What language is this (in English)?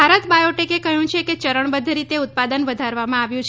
Gujarati